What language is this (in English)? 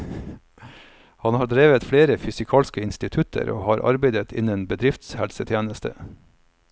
Norwegian